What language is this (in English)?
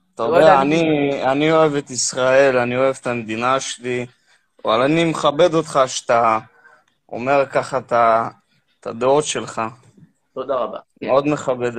Hebrew